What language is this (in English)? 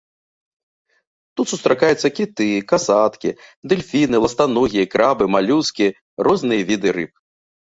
Belarusian